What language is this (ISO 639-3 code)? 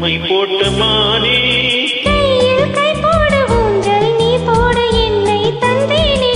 vie